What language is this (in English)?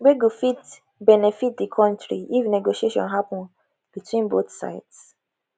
Nigerian Pidgin